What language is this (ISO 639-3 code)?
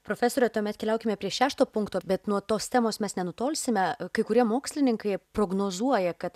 lit